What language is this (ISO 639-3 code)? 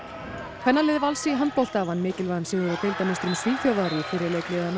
isl